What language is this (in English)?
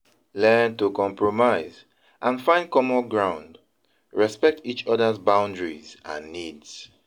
Nigerian Pidgin